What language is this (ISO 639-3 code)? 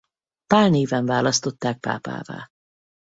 hun